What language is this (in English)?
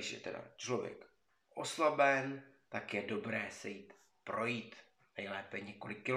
Czech